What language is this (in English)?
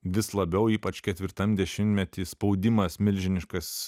Lithuanian